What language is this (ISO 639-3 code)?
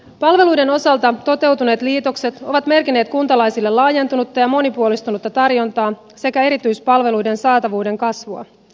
fin